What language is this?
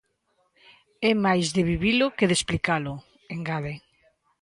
Galician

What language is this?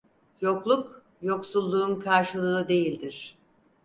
Turkish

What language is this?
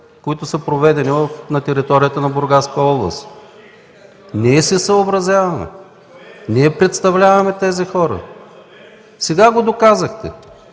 Bulgarian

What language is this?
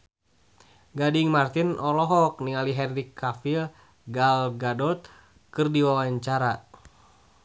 Sundanese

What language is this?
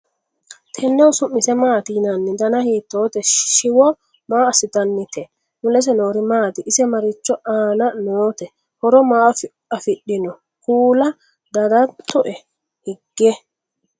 Sidamo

